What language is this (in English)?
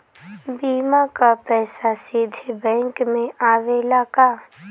Bhojpuri